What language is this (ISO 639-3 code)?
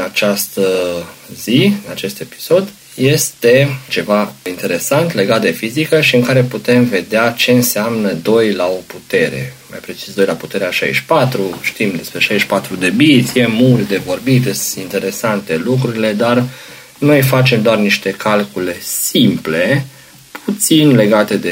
ron